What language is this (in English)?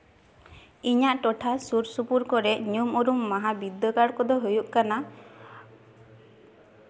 Santali